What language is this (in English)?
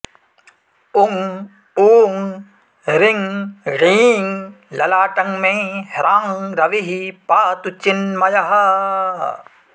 Sanskrit